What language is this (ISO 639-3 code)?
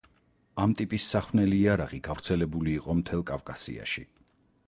kat